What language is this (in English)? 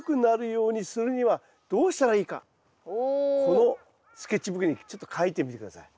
Japanese